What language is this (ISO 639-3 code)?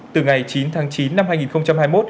vie